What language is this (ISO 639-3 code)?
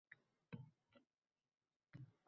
uzb